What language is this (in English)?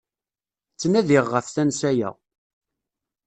Kabyle